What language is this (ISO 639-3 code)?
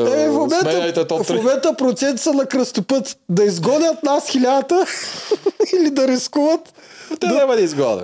bul